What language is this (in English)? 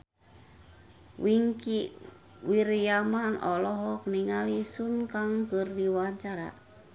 Sundanese